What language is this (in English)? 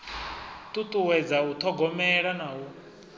Venda